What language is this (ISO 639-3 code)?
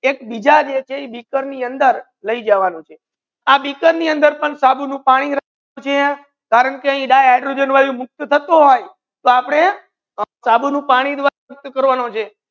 guj